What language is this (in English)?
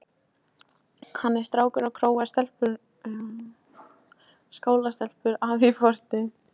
Icelandic